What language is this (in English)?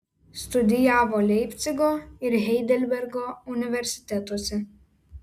Lithuanian